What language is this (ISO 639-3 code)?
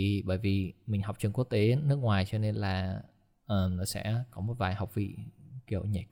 vie